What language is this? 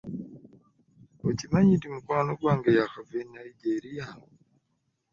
Ganda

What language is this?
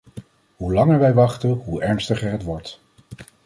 Dutch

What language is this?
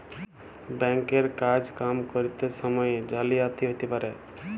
Bangla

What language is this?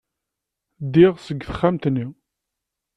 Kabyle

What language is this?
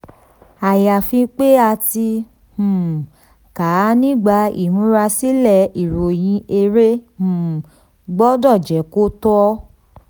Yoruba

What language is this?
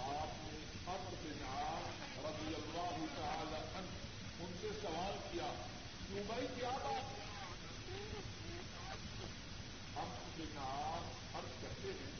Urdu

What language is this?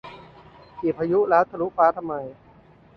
Thai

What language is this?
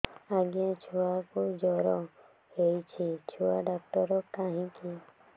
Odia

